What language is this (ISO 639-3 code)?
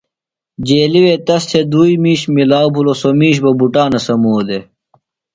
phl